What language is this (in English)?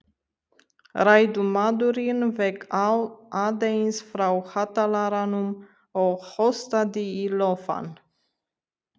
Icelandic